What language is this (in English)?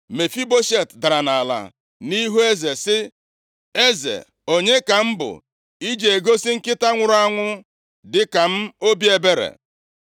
Igbo